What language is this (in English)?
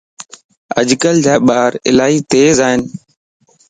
Lasi